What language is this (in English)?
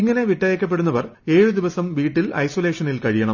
Malayalam